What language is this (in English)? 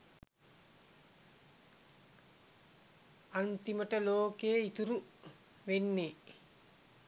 Sinhala